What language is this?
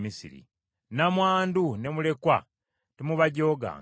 Ganda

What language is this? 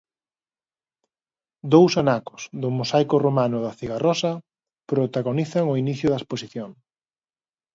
Galician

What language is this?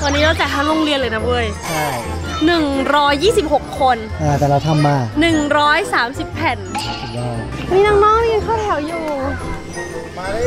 Thai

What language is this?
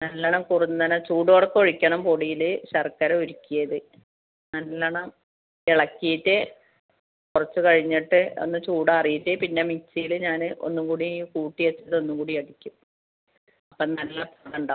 Malayalam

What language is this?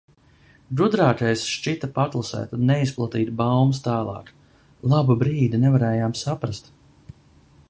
Latvian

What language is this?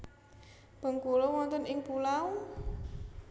Javanese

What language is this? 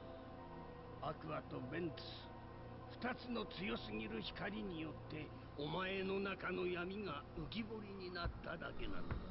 Thai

